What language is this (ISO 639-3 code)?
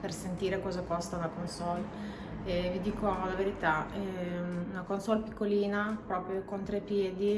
ita